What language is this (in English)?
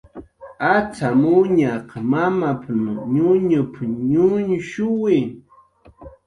Jaqaru